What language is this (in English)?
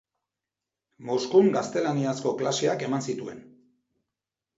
Basque